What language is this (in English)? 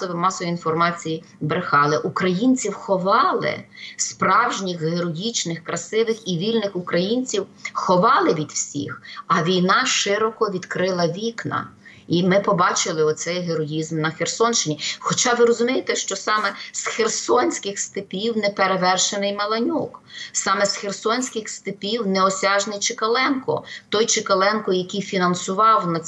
Ukrainian